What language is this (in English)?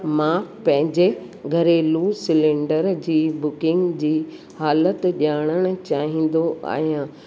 Sindhi